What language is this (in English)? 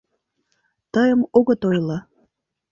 Mari